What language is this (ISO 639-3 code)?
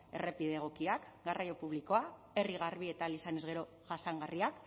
eus